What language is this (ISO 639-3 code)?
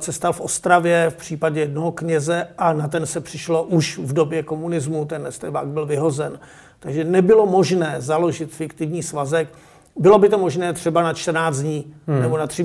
ces